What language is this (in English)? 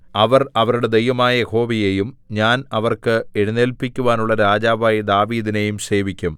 Malayalam